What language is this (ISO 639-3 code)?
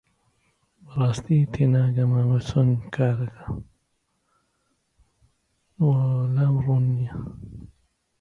ckb